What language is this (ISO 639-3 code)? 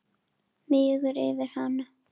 isl